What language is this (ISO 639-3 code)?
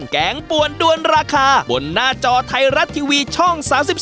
tha